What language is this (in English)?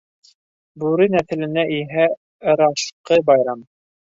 Bashkir